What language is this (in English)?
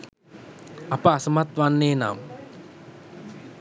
Sinhala